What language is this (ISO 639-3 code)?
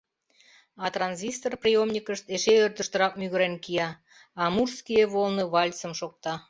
chm